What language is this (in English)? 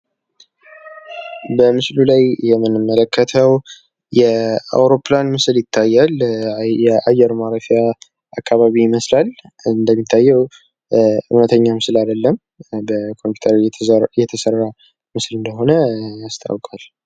Amharic